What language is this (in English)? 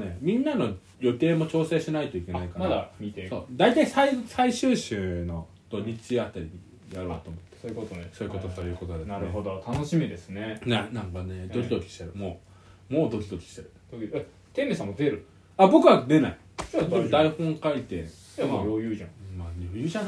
Japanese